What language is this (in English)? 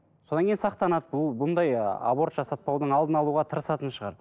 Kazakh